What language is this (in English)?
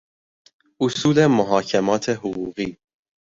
Persian